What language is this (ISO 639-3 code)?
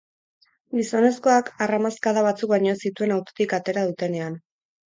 eus